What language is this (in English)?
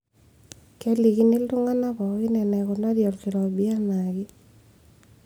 Masai